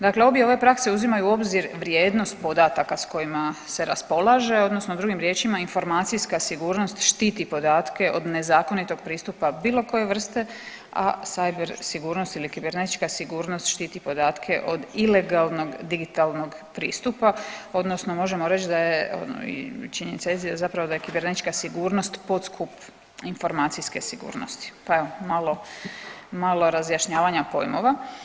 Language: Croatian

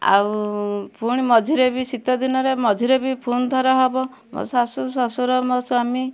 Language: Odia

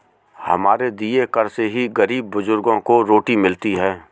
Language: Hindi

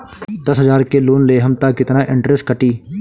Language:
Bhojpuri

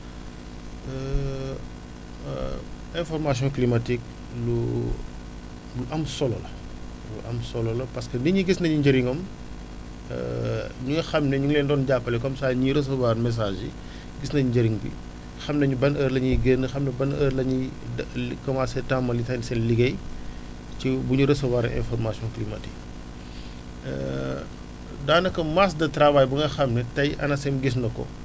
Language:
Wolof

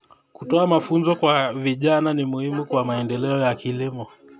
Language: Kalenjin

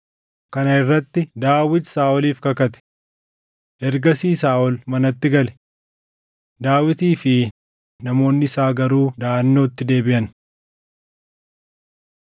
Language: Oromo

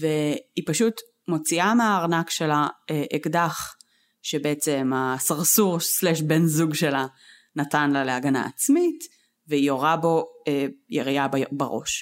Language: Hebrew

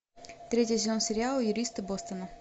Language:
Russian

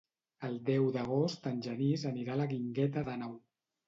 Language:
Catalan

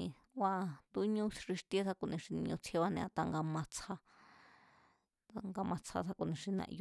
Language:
Mazatlán Mazatec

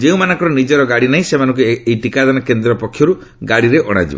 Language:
Odia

